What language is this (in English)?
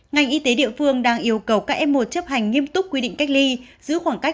Vietnamese